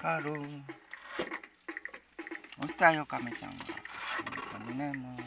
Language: Japanese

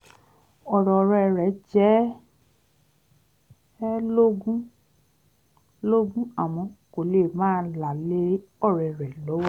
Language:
Yoruba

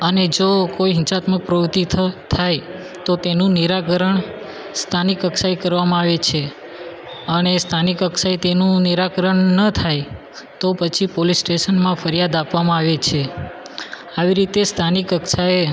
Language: Gujarati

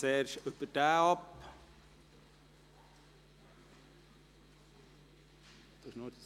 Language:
Swiss German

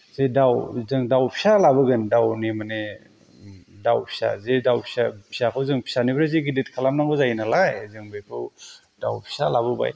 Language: Bodo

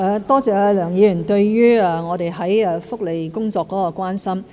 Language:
Cantonese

